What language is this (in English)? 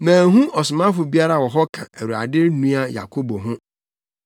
Akan